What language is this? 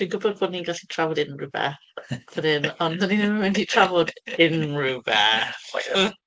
Welsh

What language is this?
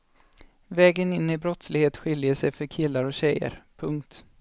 Swedish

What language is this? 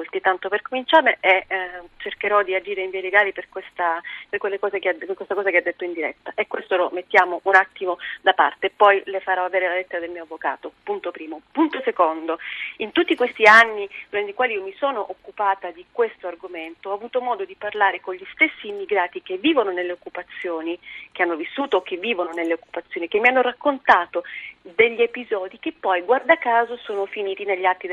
Italian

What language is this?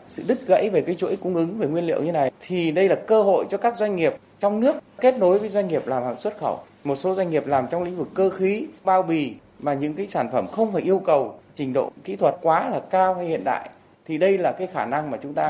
Vietnamese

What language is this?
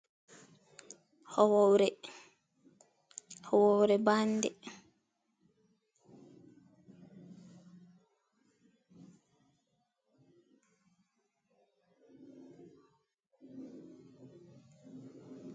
Fula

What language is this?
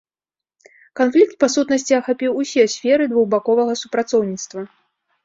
Belarusian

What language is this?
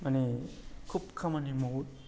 Bodo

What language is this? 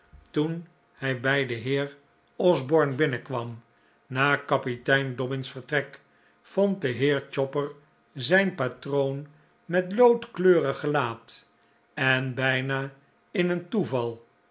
Dutch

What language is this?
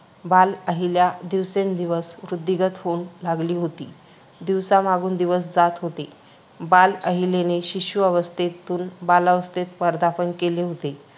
Marathi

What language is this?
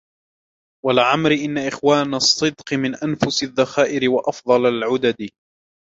Arabic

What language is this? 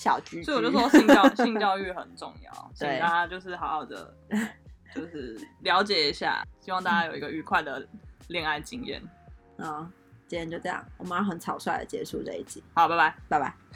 Chinese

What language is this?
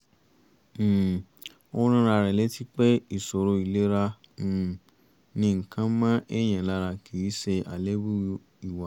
Yoruba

